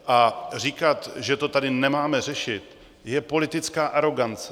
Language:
Czech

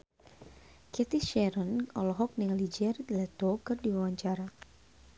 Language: Sundanese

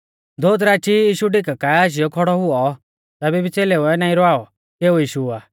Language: Mahasu Pahari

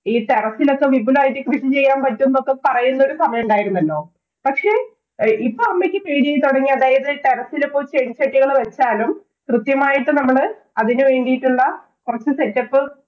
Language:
Malayalam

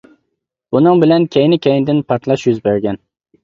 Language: Uyghur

